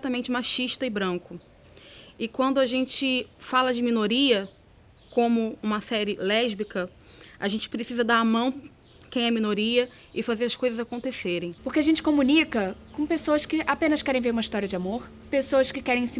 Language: Portuguese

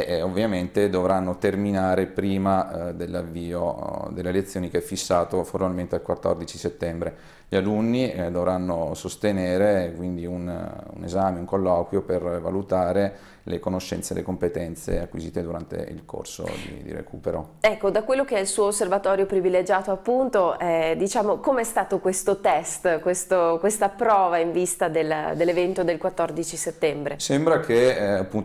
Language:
Italian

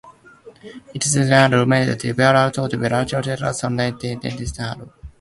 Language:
Mada (Cameroon)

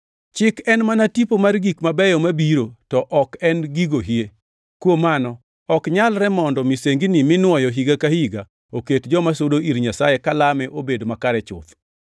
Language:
Luo (Kenya and Tanzania)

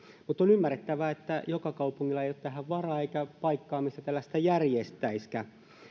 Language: Finnish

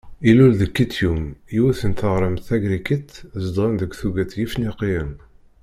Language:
Kabyle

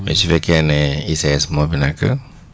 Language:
Wolof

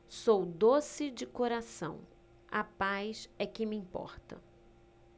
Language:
Portuguese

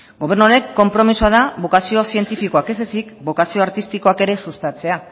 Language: Basque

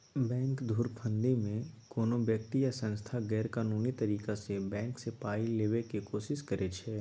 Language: Maithili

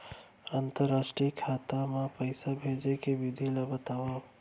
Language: Chhattisgarhi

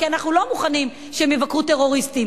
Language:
Hebrew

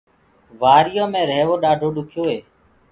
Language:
Gurgula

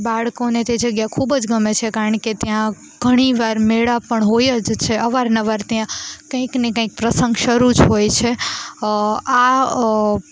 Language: Gujarati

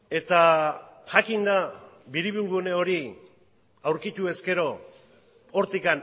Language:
Basque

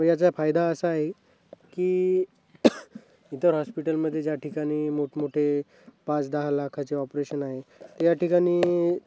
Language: Marathi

